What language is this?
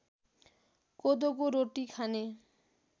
Nepali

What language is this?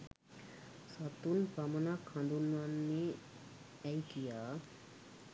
Sinhala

